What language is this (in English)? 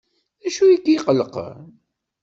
Kabyle